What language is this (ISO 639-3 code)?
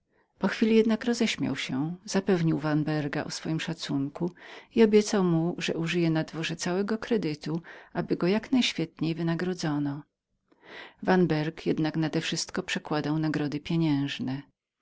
pol